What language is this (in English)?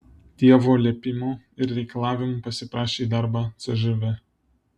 Lithuanian